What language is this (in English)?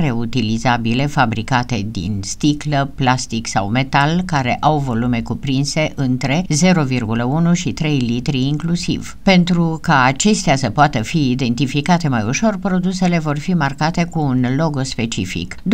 Romanian